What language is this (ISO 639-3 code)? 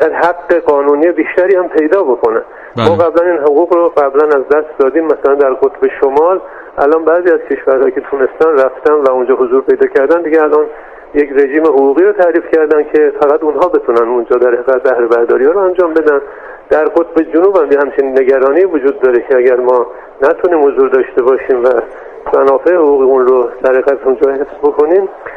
fas